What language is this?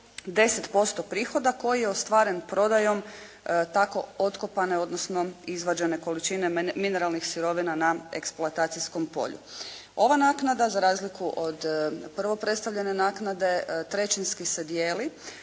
Croatian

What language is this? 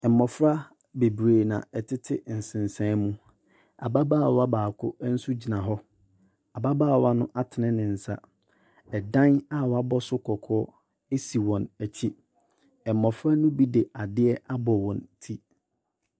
Akan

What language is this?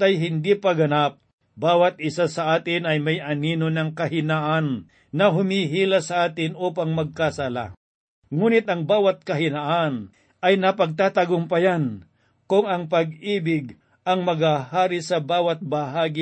Filipino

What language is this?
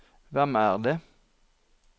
Norwegian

